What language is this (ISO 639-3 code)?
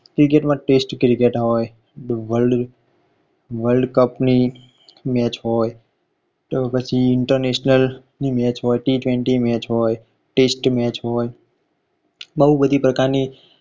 guj